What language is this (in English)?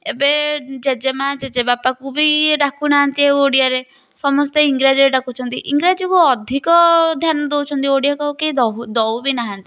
Odia